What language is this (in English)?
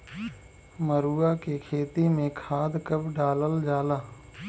Bhojpuri